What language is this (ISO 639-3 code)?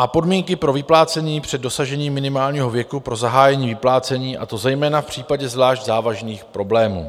ces